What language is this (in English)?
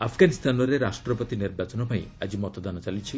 Odia